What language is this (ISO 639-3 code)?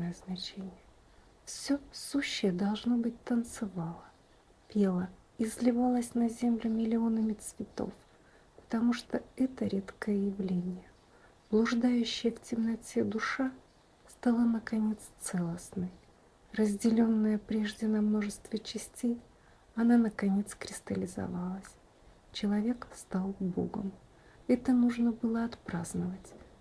rus